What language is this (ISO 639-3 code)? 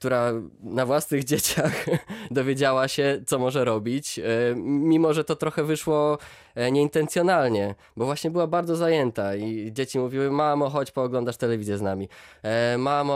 pol